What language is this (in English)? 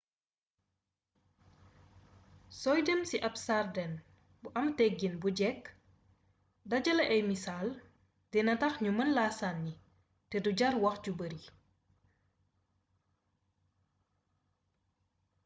Wolof